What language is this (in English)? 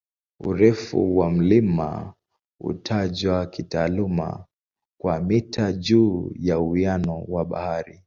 Swahili